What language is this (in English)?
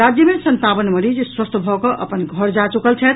Maithili